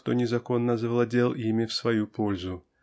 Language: Russian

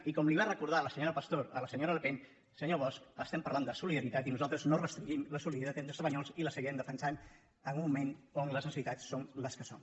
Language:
Catalan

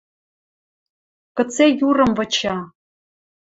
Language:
Western Mari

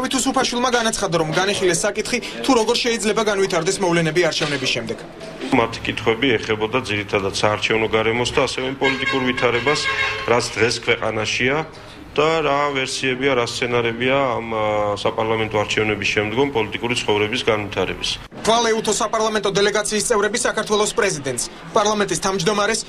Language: Romanian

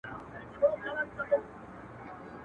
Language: Pashto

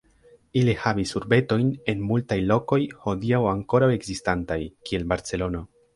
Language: Esperanto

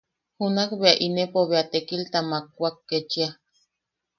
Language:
Yaqui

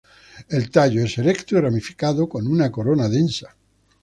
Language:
Spanish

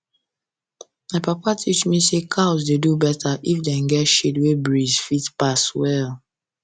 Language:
Nigerian Pidgin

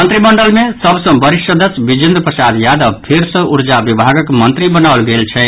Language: Maithili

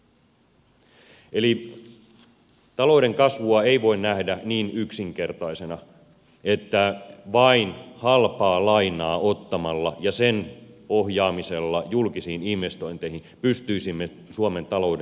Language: Finnish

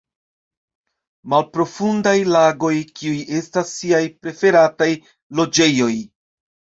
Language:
Esperanto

